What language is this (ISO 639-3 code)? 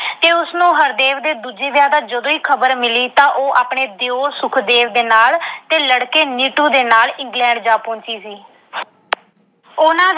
pan